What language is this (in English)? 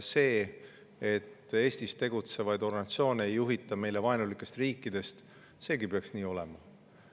Estonian